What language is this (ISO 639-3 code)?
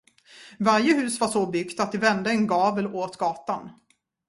swe